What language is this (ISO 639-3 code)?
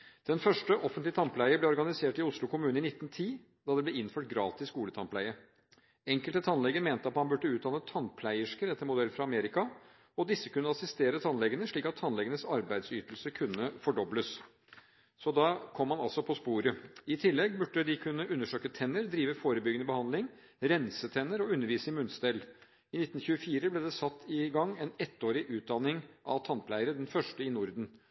nob